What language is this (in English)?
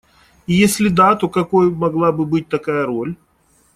Russian